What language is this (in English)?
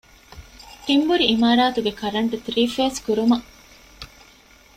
Divehi